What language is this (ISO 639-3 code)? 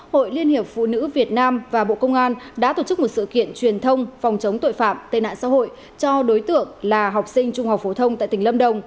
vie